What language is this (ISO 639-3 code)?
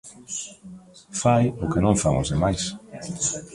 glg